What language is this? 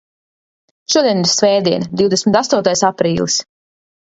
Latvian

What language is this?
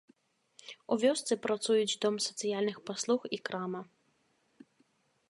Belarusian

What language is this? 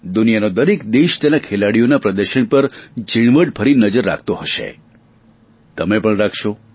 Gujarati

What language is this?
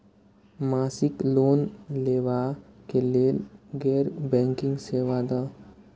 Maithili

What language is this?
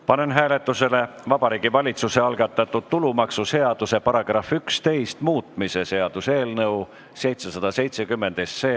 Estonian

